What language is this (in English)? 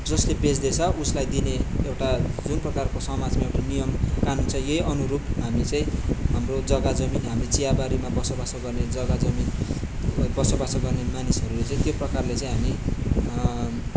Nepali